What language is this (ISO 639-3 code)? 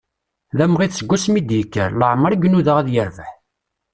kab